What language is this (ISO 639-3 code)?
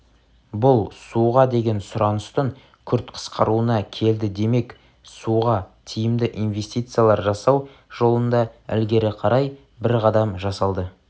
kaz